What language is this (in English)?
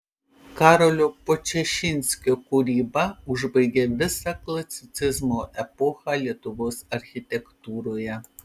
Lithuanian